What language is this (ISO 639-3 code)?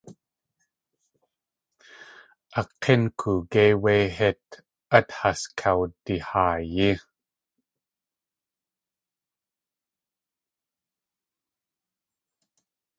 tli